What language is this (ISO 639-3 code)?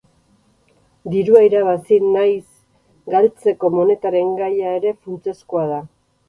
eus